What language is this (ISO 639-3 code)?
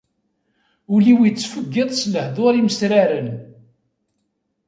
kab